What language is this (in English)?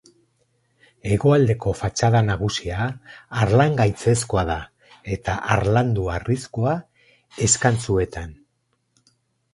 Basque